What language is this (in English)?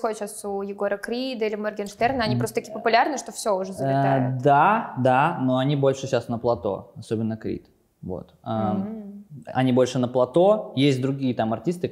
Russian